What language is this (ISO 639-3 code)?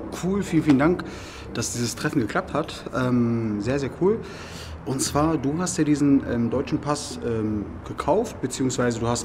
deu